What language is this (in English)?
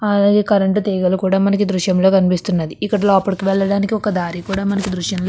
Telugu